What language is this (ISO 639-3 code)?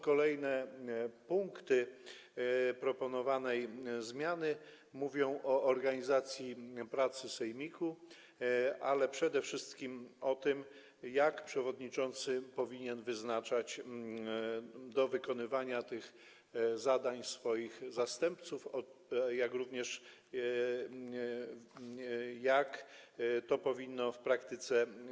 pol